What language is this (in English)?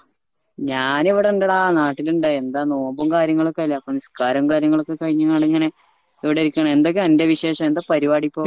Malayalam